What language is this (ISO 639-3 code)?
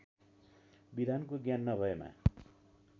nep